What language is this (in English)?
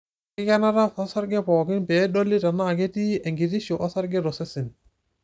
Masai